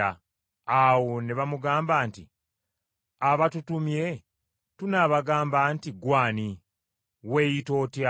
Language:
Ganda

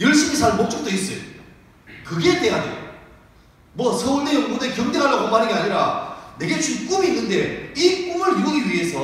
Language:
Korean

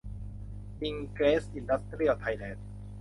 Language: Thai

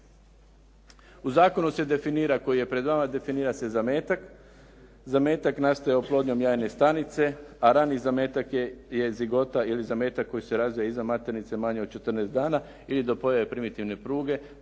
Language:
Croatian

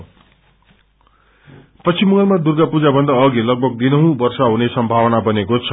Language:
Nepali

